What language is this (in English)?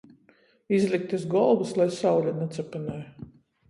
Latgalian